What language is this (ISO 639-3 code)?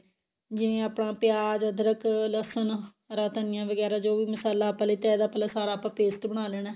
pan